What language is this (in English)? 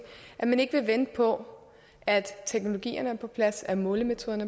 Danish